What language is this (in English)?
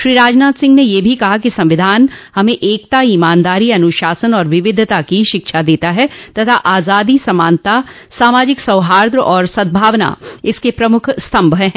Hindi